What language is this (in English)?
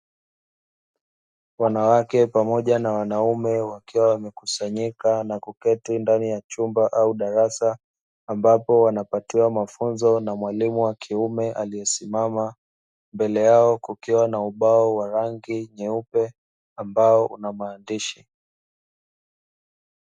Swahili